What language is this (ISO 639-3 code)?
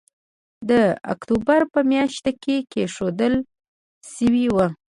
pus